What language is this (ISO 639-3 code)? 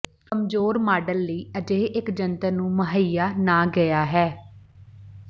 pan